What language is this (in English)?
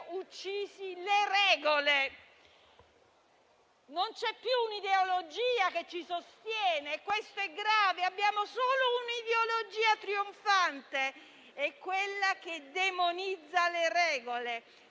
Italian